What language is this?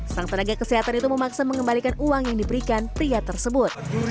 Indonesian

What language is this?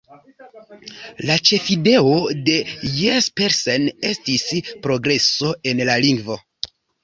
Esperanto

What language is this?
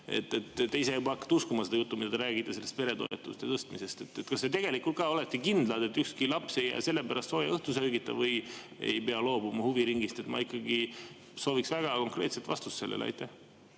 Estonian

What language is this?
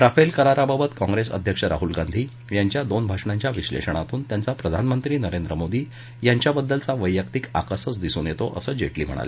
Marathi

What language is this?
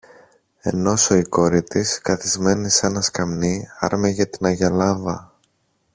Greek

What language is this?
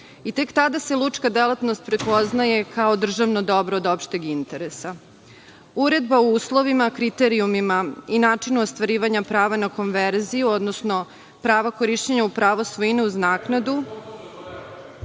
Serbian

